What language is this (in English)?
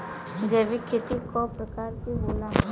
Bhojpuri